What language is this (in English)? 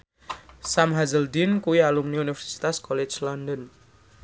Javanese